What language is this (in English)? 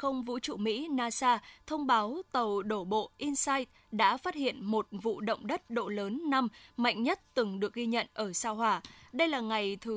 Vietnamese